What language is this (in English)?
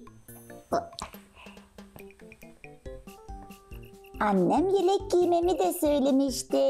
Turkish